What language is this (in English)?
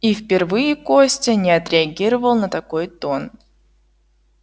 Russian